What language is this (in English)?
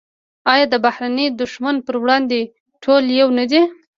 Pashto